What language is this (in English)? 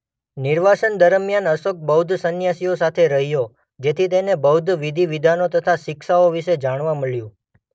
Gujarati